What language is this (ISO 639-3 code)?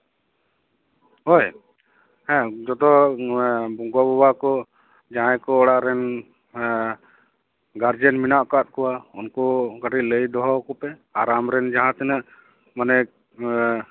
sat